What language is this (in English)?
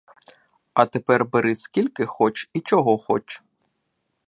Ukrainian